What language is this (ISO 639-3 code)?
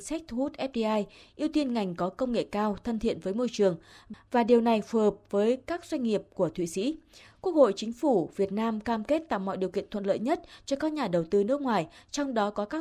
vie